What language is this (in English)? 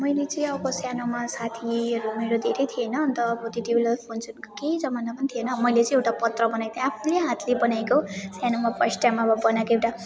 Nepali